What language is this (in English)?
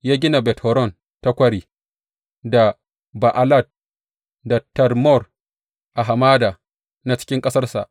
Hausa